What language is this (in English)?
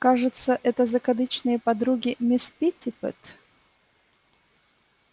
Russian